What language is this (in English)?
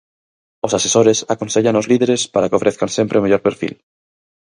Galician